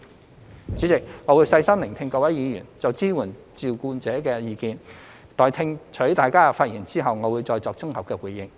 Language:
Cantonese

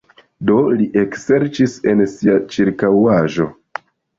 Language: Esperanto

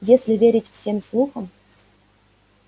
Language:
Russian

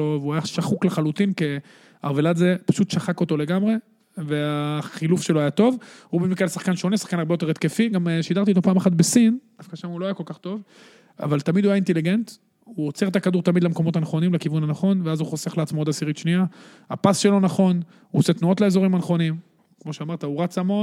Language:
Hebrew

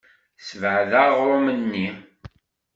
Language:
Kabyle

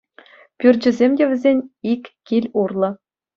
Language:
Chuvash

